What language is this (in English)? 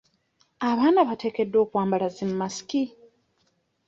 Ganda